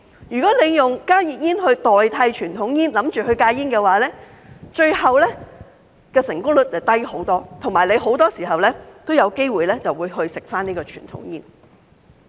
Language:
Cantonese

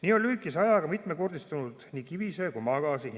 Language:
Estonian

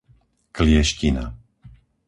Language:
Slovak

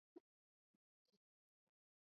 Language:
Swahili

